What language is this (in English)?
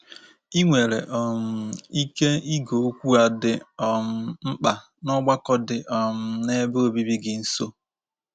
Igbo